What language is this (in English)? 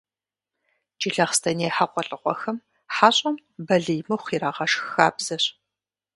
Kabardian